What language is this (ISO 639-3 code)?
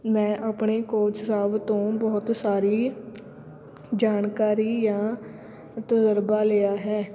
pan